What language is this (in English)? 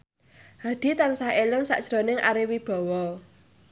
Javanese